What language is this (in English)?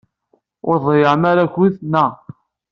Kabyle